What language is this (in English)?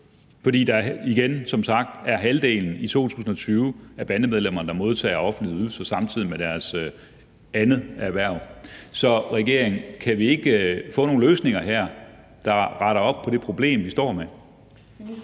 Danish